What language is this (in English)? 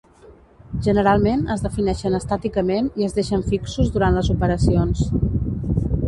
Catalan